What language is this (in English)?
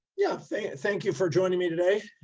English